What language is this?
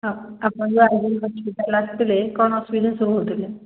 Odia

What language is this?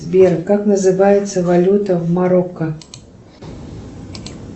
Russian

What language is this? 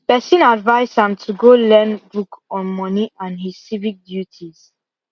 Nigerian Pidgin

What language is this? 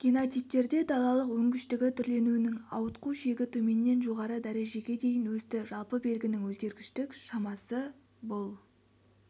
Kazakh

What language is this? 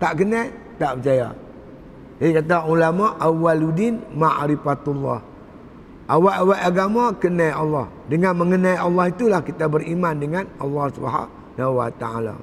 Malay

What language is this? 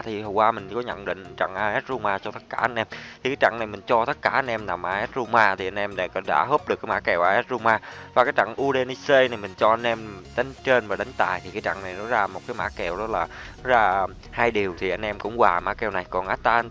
Vietnamese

